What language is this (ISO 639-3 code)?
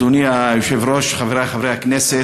heb